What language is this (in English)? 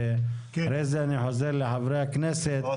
Hebrew